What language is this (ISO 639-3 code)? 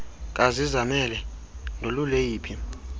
xho